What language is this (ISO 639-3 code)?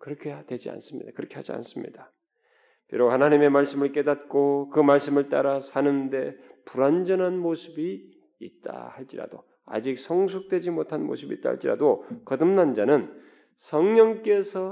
kor